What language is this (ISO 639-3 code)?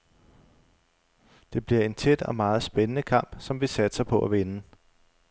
dan